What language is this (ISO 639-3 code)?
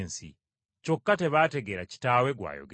lug